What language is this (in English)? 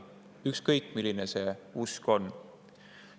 Estonian